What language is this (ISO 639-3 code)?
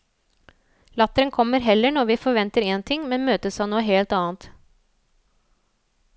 nor